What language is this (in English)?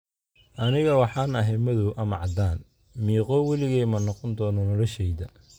Somali